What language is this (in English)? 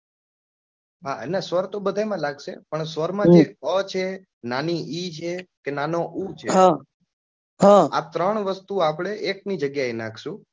Gujarati